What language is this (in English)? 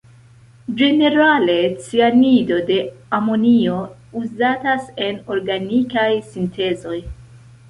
Esperanto